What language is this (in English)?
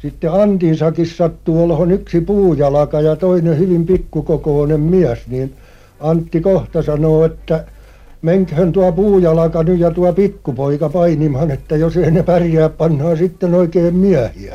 Finnish